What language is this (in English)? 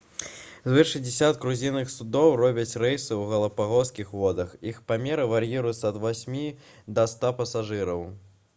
Belarusian